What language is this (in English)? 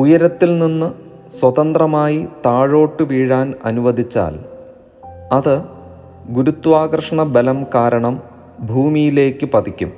Malayalam